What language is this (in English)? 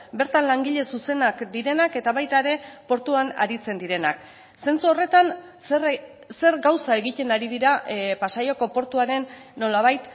Basque